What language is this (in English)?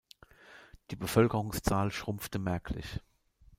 German